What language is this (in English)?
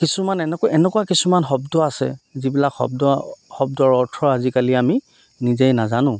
Assamese